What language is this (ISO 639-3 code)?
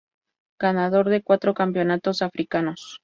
spa